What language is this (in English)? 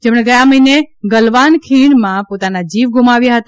Gujarati